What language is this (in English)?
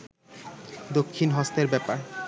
Bangla